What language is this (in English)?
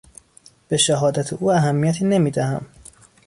Persian